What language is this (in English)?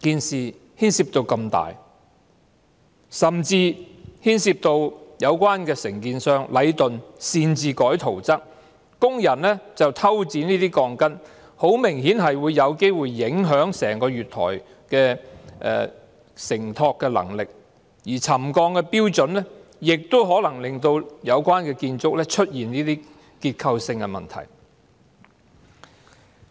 Cantonese